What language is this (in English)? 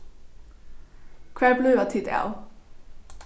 Faroese